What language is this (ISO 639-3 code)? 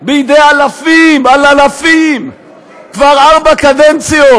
heb